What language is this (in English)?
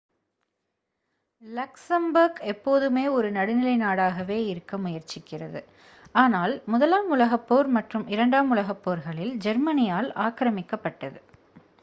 Tamil